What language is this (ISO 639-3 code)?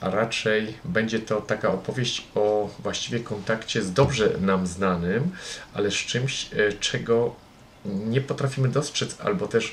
pol